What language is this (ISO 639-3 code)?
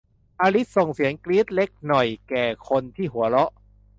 tha